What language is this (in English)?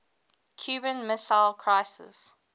English